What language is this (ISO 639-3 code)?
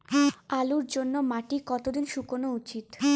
ben